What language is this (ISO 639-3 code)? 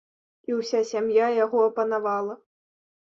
bel